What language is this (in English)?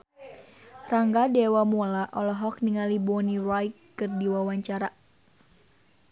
Sundanese